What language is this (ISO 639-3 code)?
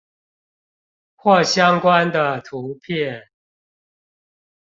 zho